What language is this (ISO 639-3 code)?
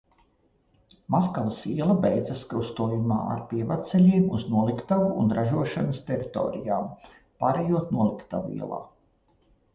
lav